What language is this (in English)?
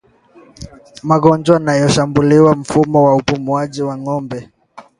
Swahili